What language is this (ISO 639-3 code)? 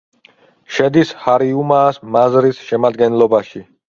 kat